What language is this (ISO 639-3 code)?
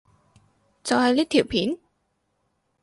yue